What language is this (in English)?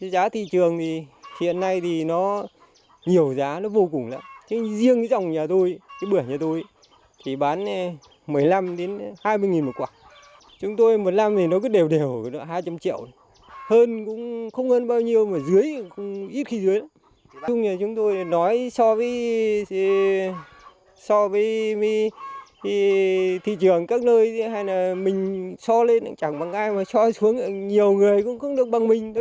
Vietnamese